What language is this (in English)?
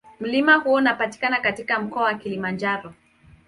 Swahili